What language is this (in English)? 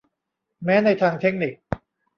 Thai